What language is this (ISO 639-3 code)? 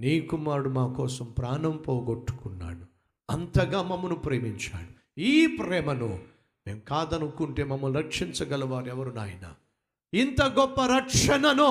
tel